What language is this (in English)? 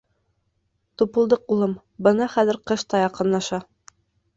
Bashkir